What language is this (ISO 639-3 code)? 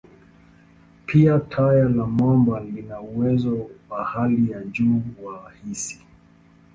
swa